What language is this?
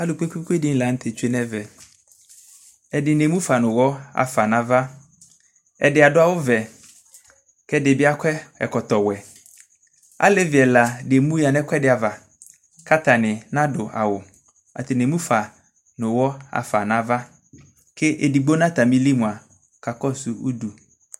Ikposo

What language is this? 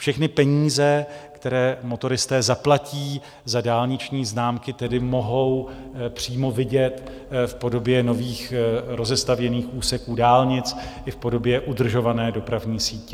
Czech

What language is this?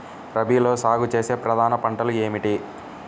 Telugu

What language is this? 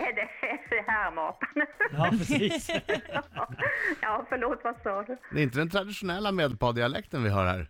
Swedish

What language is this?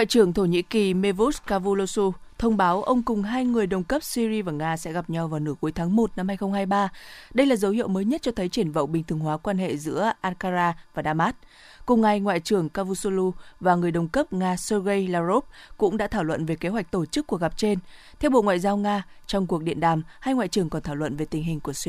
Vietnamese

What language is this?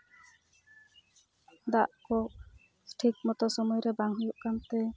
Santali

